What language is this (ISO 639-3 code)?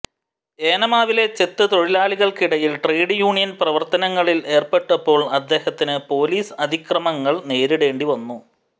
mal